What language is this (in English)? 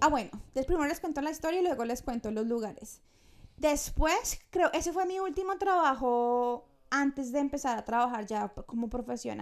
Spanish